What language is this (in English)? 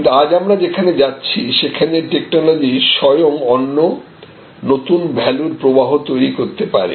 Bangla